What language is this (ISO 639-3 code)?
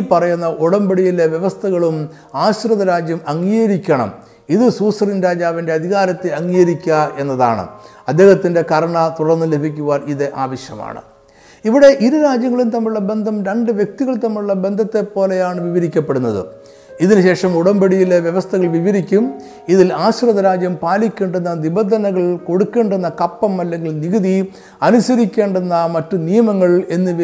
mal